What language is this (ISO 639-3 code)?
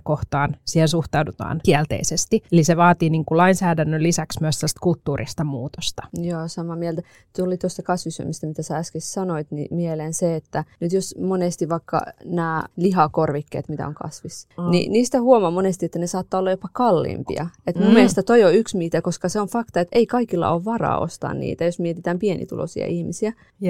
fin